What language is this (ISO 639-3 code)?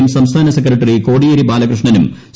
mal